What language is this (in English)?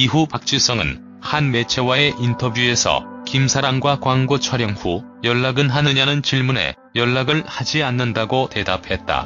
Korean